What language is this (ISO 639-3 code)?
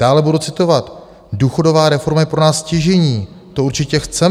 ces